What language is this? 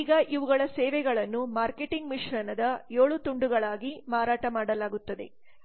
Kannada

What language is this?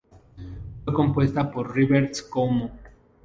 Spanish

